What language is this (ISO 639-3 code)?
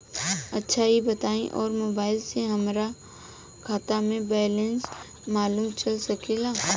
bho